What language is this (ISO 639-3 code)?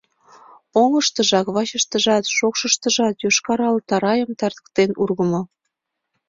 chm